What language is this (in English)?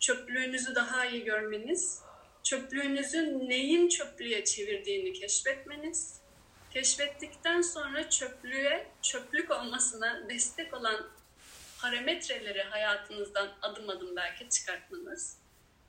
Turkish